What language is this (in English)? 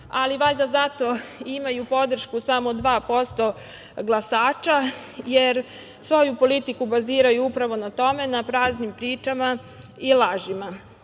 Serbian